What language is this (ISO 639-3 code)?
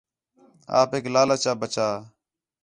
xhe